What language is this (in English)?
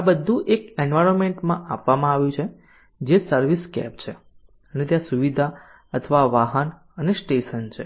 Gujarati